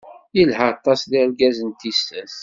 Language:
Kabyle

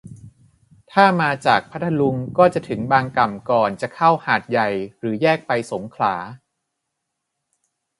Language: Thai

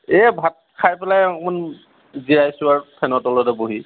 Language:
Assamese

